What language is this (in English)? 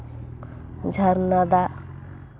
Santali